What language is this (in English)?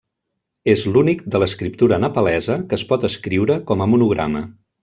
Catalan